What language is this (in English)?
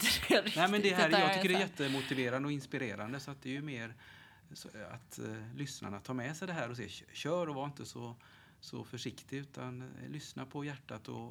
Swedish